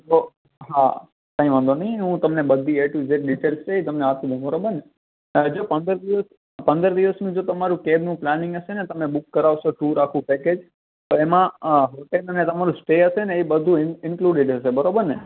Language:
Gujarati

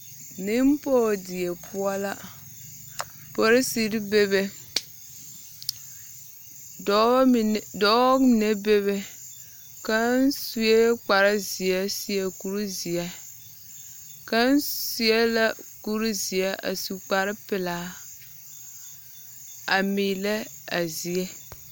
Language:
Southern Dagaare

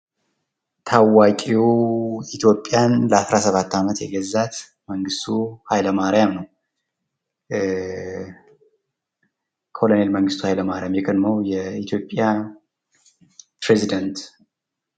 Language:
Amharic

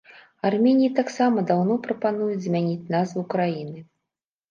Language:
Belarusian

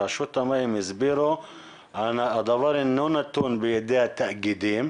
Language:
Hebrew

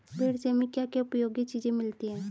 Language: Hindi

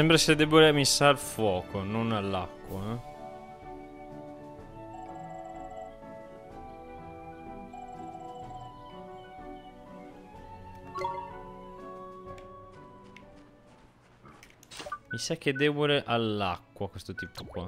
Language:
Italian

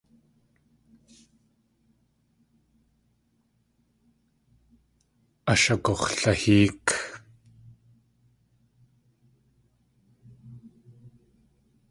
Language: Tlingit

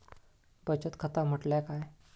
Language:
Marathi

